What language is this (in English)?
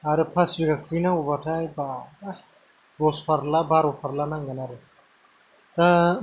Bodo